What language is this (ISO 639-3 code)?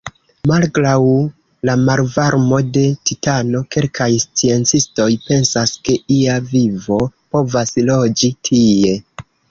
epo